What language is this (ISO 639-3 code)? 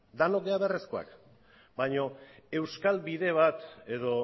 eus